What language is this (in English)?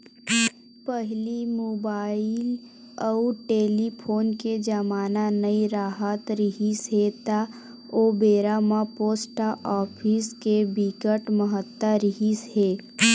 Chhattisgarhi